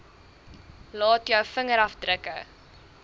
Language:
Afrikaans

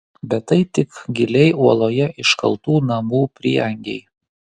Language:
Lithuanian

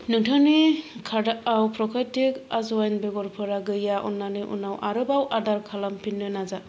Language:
Bodo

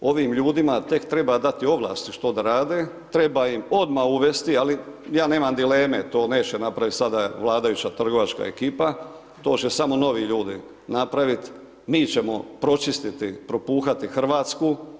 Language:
Croatian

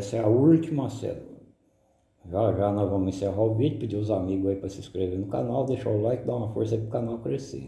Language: Portuguese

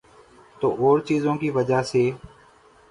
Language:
Urdu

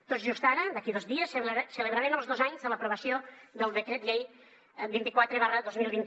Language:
Catalan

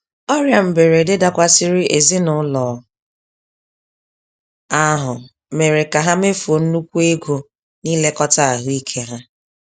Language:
Igbo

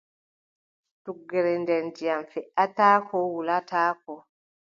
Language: Adamawa Fulfulde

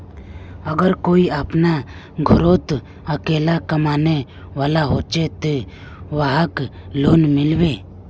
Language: Magahi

